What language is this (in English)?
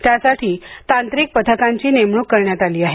Marathi